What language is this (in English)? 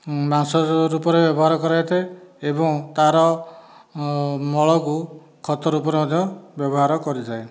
Odia